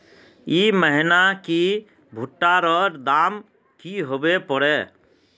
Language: Magahi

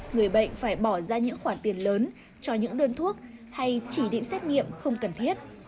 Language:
Vietnamese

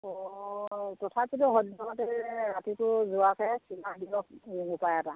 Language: Assamese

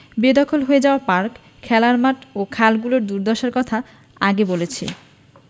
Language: Bangla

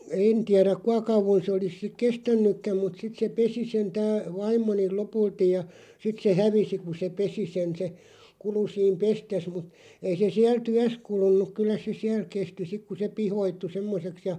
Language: Finnish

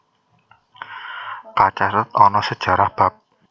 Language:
Javanese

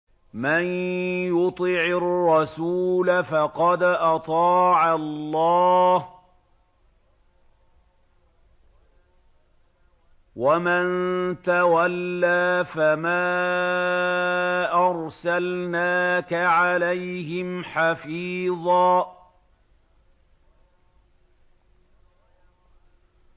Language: Arabic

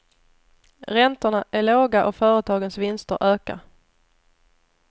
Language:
Swedish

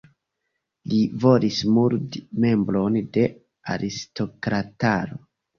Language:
Esperanto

